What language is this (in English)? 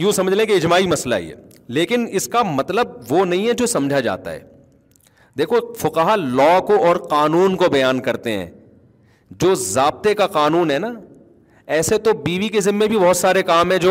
Urdu